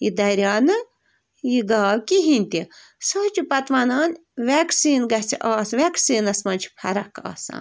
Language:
Kashmiri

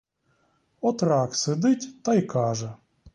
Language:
Ukrainian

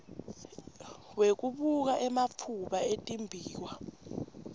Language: Swati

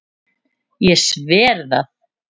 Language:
Icelandic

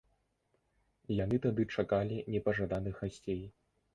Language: Belarusian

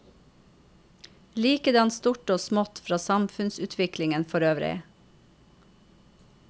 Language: Norwegian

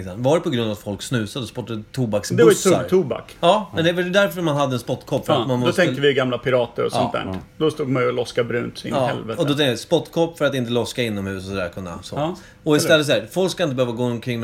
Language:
Swedish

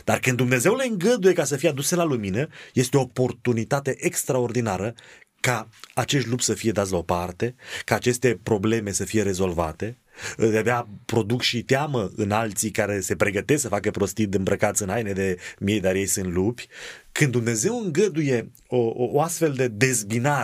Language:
Romanian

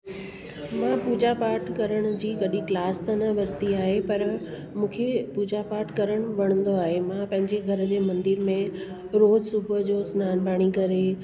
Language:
Sindhi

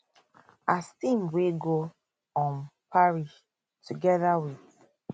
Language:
Nigerian Pidgin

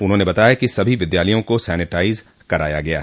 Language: Hindi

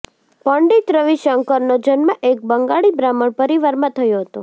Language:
Gujarati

